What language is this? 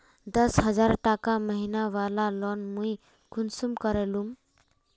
Magahi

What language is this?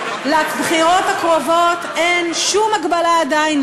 Hebrew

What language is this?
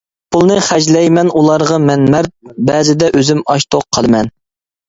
Uyghur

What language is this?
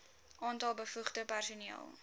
Afrikaans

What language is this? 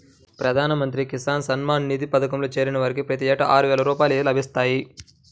Telugu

